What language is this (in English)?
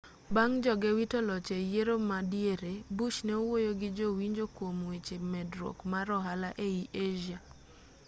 Luo (Kenya and Tanzania)